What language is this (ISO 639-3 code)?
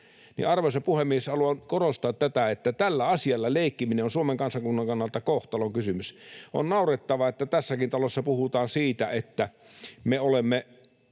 fin